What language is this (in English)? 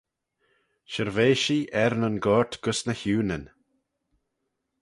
Manx